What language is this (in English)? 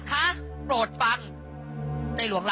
Thai